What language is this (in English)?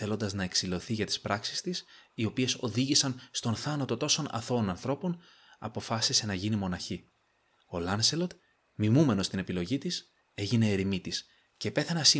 Greek